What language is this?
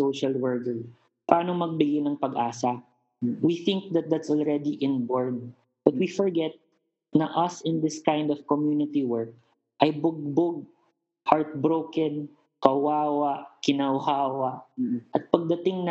Filipino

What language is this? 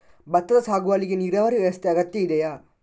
Kannada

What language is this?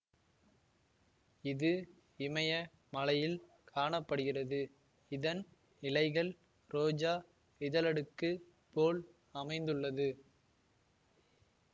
Tamil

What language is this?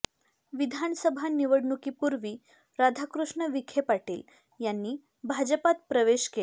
Marathi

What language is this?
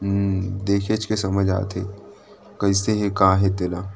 Chhattisgarhi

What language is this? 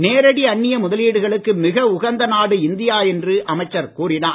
Tamil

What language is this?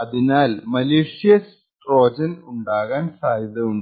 Malayalam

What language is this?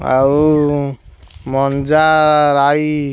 Odia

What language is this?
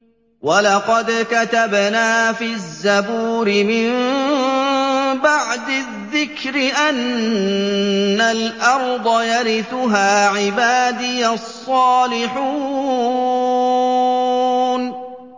Arabic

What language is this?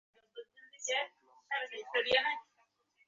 Bangla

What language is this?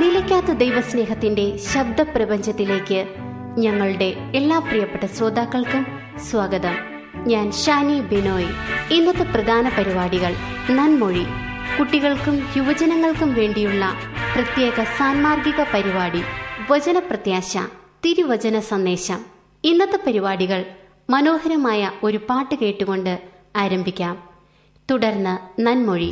Malayalam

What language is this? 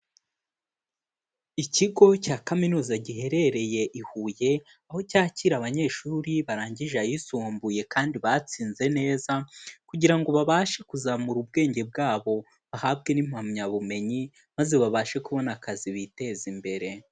Kinyarwanda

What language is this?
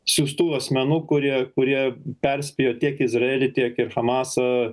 Lithuanian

